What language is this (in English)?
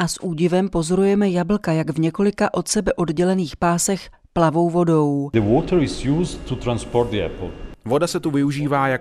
Czech